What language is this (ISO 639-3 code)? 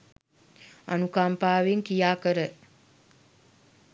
sin